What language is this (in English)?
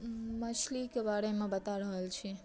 Maithili